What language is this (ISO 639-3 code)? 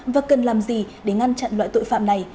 vie